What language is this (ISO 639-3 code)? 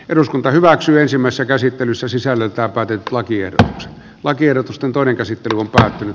fin